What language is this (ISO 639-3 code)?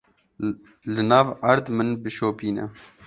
kur